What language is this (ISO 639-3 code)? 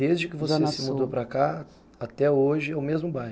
por